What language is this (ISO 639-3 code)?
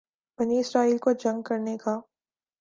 urd